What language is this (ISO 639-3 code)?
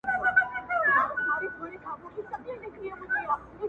pus